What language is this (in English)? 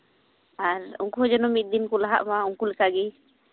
Santali